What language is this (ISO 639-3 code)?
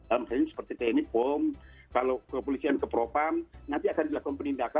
ind